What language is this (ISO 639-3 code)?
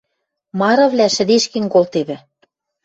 mrj